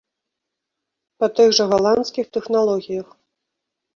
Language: Belarusian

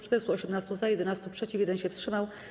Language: Polish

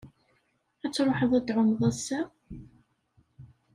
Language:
Kabyle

